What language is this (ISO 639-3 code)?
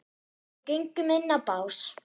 isl